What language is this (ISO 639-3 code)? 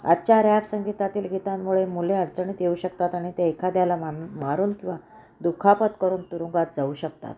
mar